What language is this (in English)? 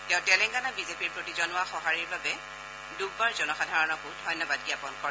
Assamese